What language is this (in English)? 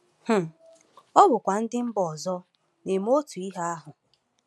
Igbo